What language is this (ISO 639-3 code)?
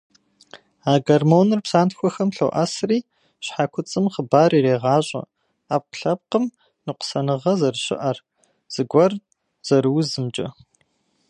kbd